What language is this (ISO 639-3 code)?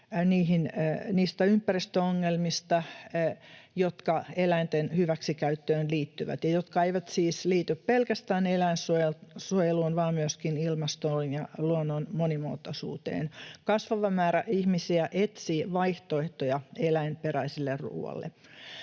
fin